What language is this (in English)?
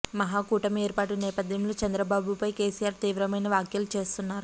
Telugu